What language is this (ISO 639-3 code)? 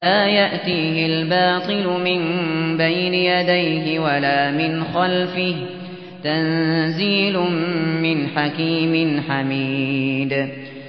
ara